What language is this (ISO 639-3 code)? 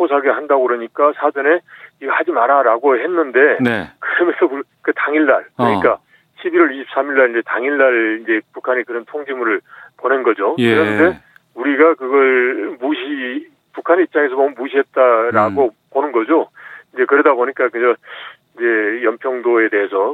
kor